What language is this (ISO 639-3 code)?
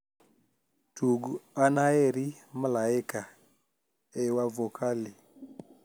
luo